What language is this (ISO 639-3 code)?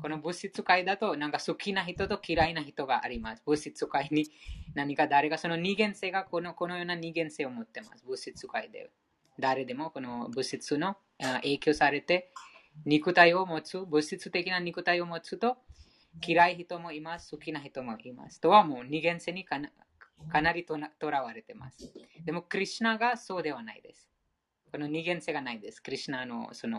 jpn